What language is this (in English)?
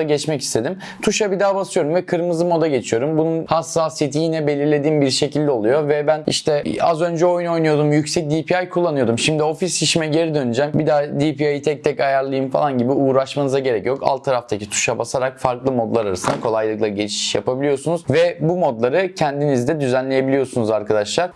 Turkish